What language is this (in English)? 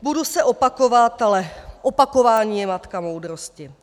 Czech